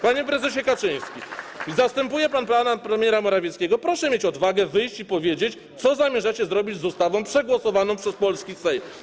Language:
Polish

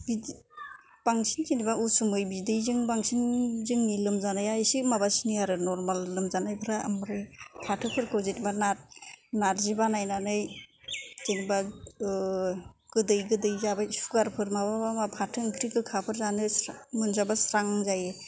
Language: Bodo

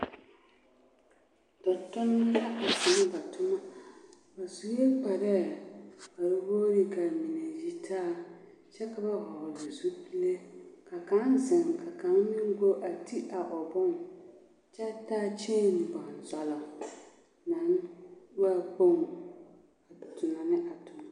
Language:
Southern Dagaare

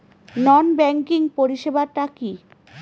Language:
Bangla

